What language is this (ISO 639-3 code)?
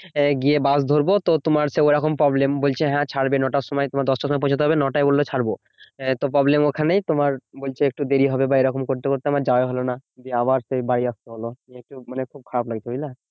ben